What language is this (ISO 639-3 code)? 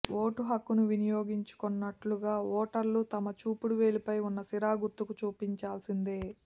tel